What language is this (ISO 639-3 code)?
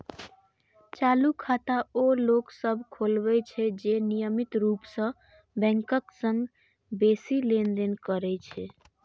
mai